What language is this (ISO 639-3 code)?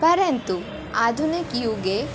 san